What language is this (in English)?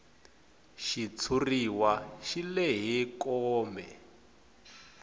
Tsonga